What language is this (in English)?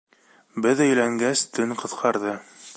Bashkir